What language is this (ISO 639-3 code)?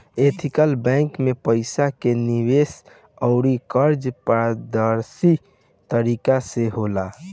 bho